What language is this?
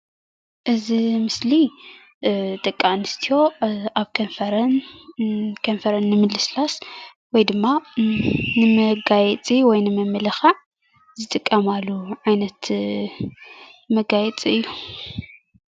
Tigrinya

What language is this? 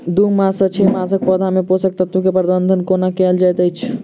Maithili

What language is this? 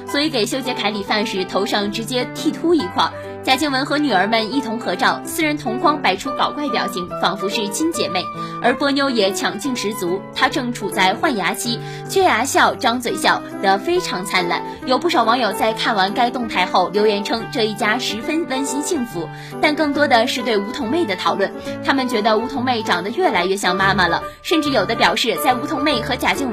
Chinese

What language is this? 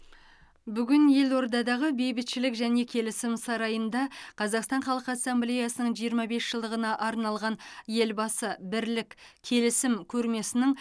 Kazakh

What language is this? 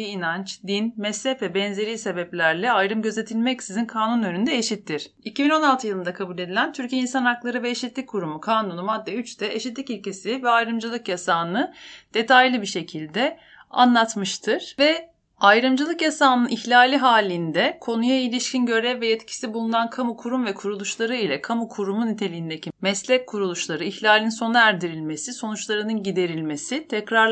Turkish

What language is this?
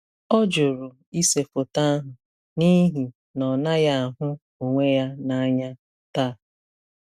Igbo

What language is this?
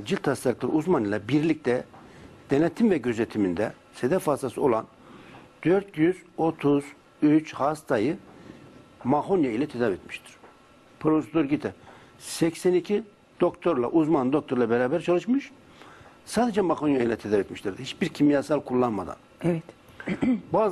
Turkish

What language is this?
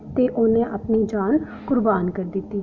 Dogri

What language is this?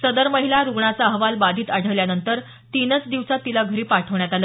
Marathi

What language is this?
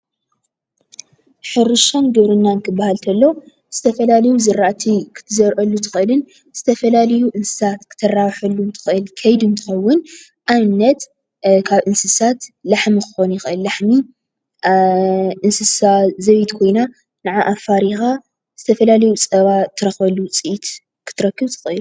Tigrinya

